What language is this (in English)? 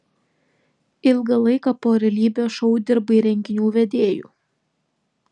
Lithuanian